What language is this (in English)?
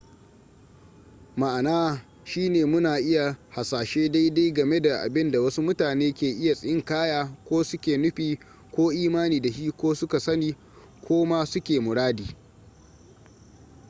Hausa